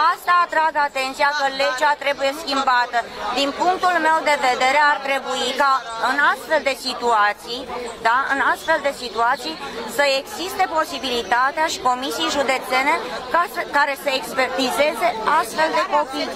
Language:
Romanian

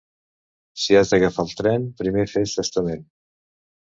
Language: Catalan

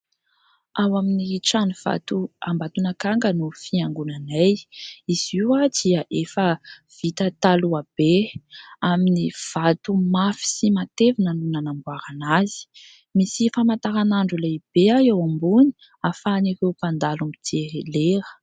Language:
Malagasy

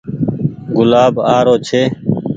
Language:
Goaria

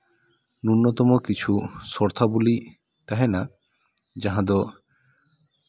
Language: Santali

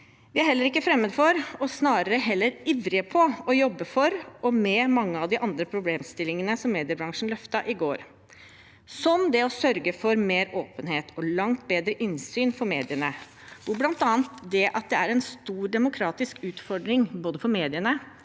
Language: Norwegian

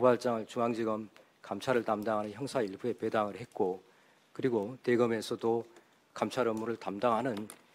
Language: Korean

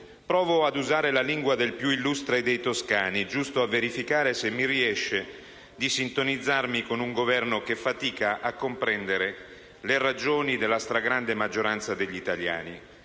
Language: Italian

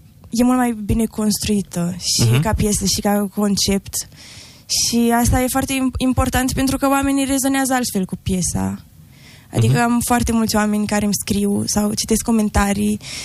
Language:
Romanian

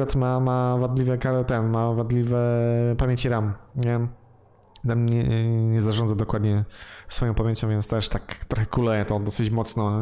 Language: Polish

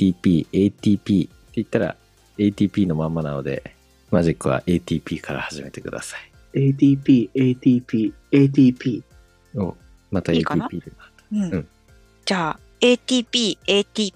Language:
Japanese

